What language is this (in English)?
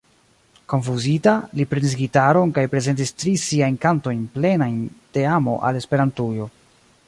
Esperanto